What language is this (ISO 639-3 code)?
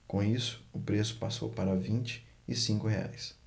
por